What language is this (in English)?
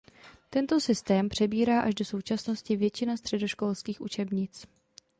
Czech